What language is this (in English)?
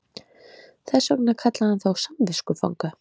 Icelandic